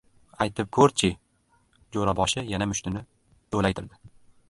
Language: Uzbek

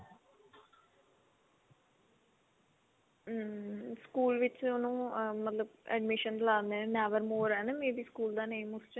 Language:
Punjabi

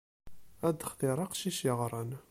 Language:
Kabyle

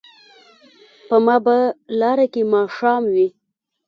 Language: Pashto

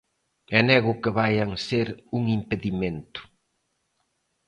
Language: Galician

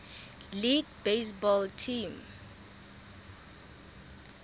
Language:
Southern Sotho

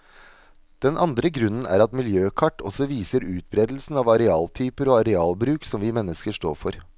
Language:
Norwegian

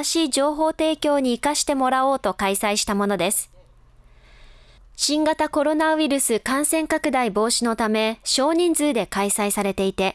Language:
Japanese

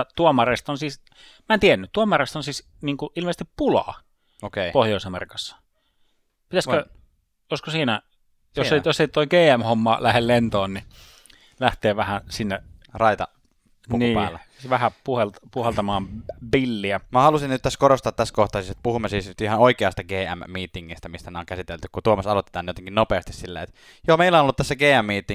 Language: Finnish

